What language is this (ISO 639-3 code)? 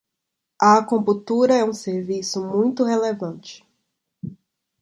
por